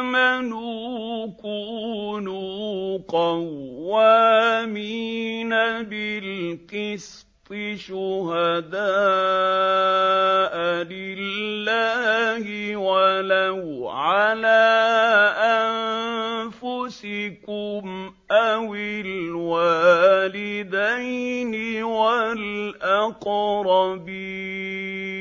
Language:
Arabic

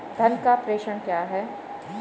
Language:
Hindi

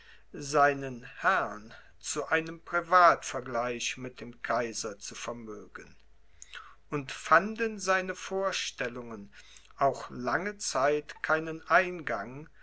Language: German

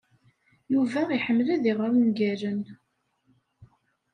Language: Kabyle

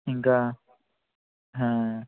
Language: Telugu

